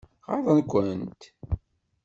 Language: Kabyle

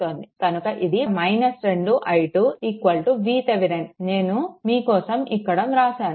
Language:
Telugu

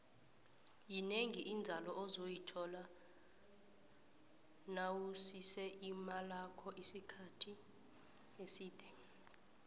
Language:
South Ndebele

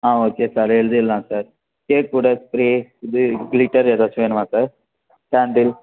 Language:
Tamil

